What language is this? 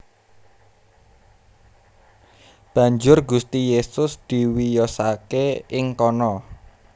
Javanese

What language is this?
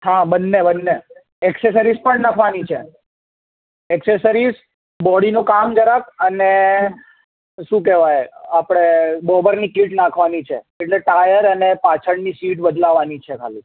Gujarati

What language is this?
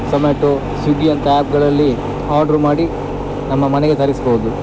Kannada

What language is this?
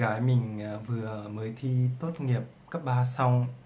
Vietnamese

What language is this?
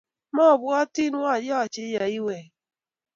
Kalenjin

